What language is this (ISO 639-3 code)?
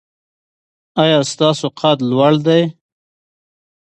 pus